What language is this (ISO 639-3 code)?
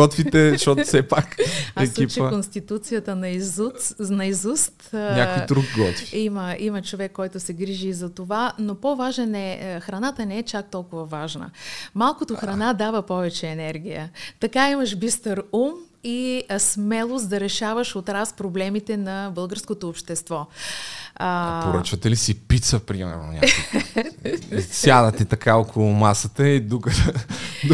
bul